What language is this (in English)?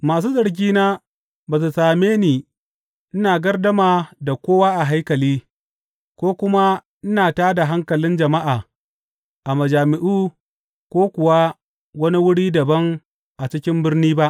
Hausa